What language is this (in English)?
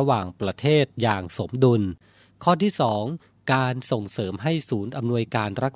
Thai